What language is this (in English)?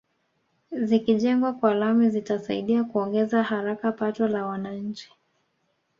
Swahili